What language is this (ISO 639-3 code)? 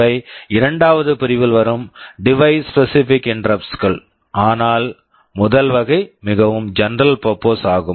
tam